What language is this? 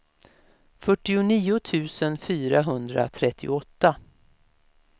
Swedish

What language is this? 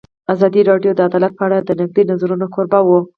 Pashto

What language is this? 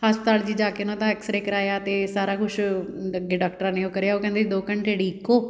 Punjabi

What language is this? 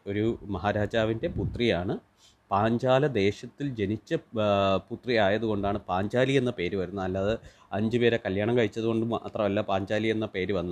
Malayalam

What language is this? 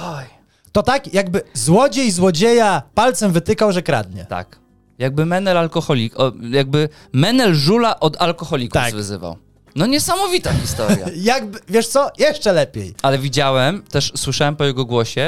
Polish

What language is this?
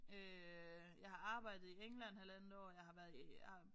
Danish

